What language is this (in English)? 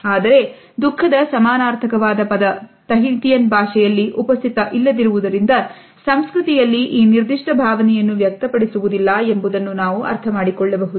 Kannada